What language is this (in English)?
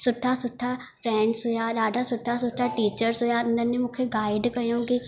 Sindhi